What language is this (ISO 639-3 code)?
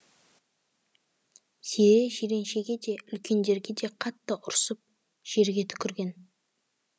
kaz